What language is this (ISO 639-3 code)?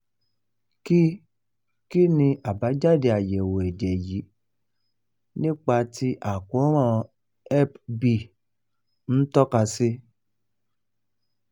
yor